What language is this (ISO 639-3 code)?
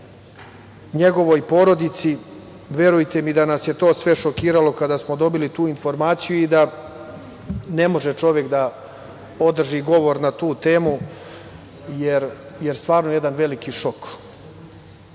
srp